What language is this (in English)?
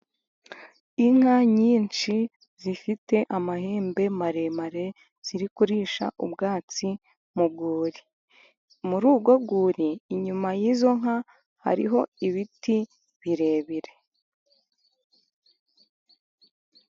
Kinyarwanda